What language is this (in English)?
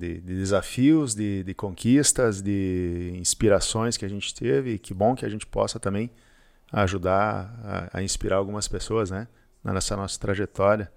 Portuguese